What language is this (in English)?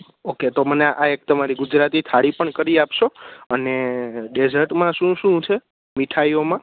Gujarati